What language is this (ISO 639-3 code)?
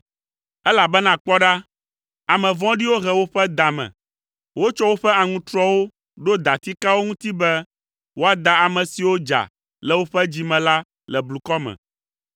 ewe